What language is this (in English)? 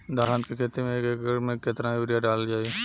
Bhojpuri